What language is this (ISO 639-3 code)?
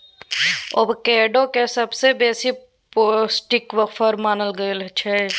mai